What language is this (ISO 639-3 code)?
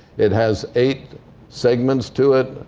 eng